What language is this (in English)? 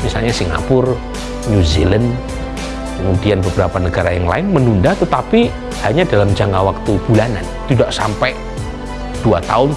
Indonesian